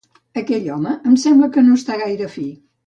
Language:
Catalan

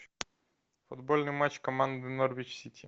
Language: Russian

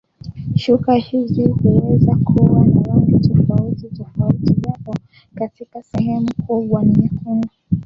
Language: Swahili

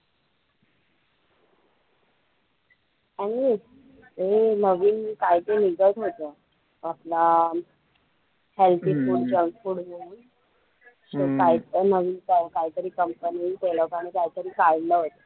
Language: Marathi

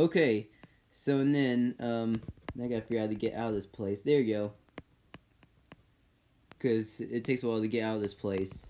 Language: English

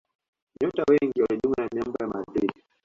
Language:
Swahili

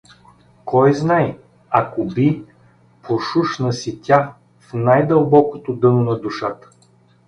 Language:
Bulgarian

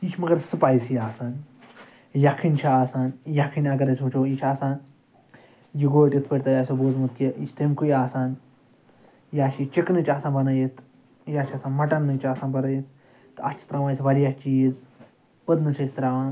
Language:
Kashmiri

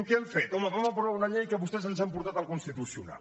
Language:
Catalan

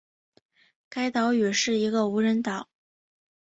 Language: Chinese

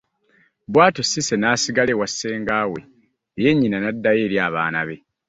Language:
Ganda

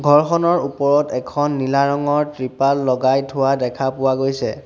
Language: Assamese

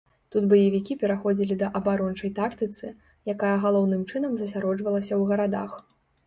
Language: Belarusian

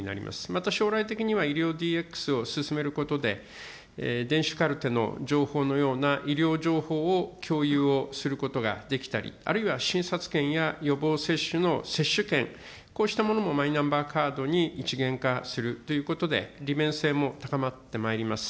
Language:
Japanese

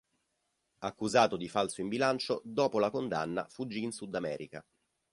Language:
Italian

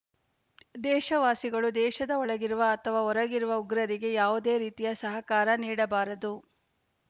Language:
Kannada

